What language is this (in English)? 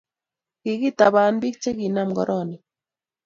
Kalenjin